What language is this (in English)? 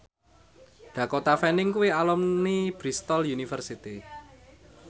Javanese